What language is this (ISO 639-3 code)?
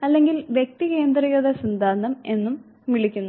mal